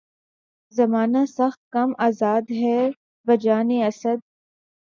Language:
Urdu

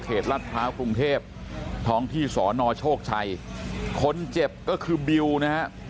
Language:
Thai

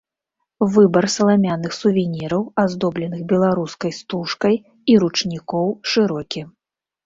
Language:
Belarusian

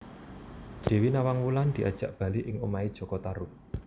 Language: Javanese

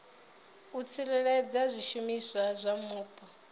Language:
Venda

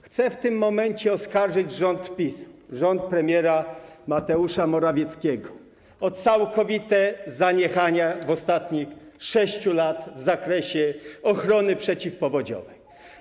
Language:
Polish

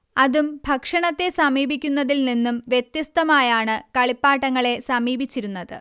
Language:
Malayalam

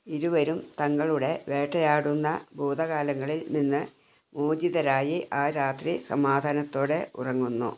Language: Malayalam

